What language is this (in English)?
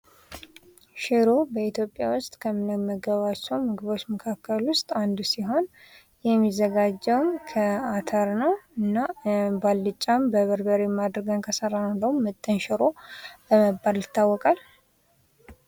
Amharic